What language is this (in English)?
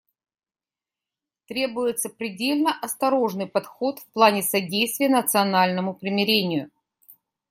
Russian